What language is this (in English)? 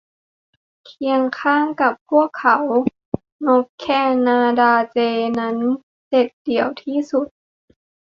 Thai